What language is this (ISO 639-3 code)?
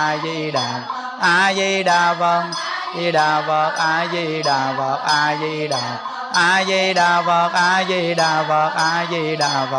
vie